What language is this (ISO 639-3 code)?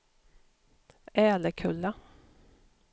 swe